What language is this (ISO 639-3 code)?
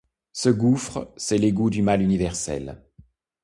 fra